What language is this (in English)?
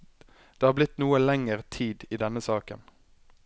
Norwegian